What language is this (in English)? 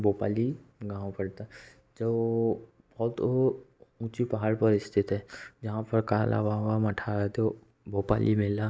Hindi